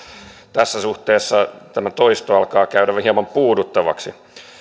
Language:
Finnish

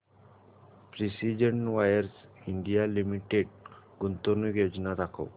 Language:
Marathi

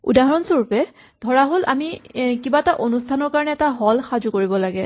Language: Assamese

